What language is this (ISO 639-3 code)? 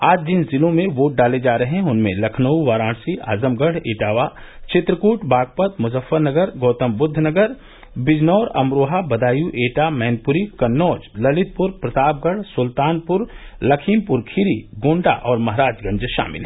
hin